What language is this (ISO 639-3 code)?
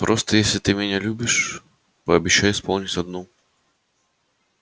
rus